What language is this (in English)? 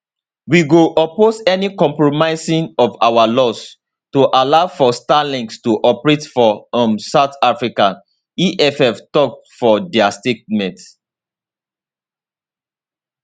Nigerian Pidgin